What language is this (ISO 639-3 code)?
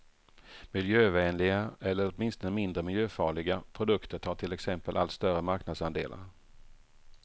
swe